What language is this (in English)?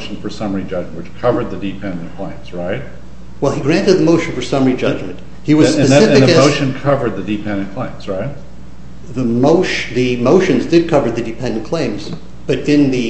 English